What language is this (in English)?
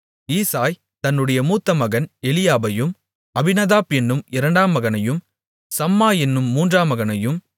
Tamil